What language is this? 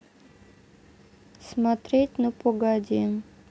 Russian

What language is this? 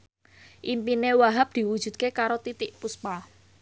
Javanese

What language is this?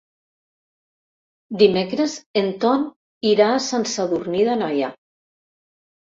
Catalan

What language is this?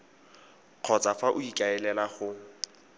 Tswana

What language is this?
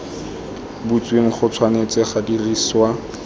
Tswana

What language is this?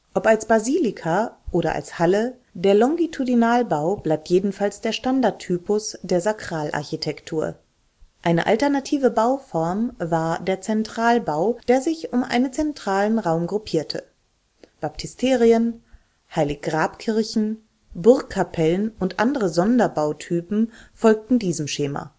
German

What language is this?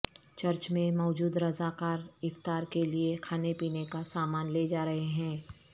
Urdu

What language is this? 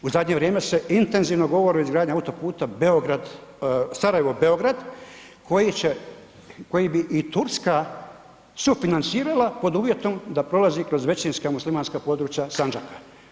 Croatian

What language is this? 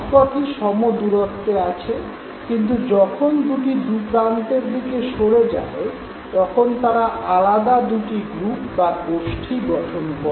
Bangla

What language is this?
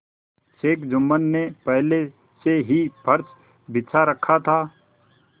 Hindi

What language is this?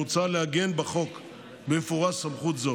Hebrew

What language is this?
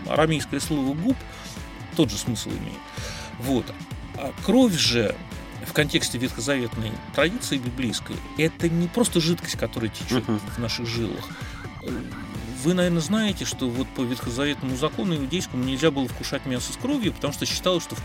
Russian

